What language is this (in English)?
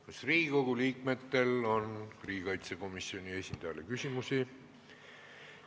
Estonian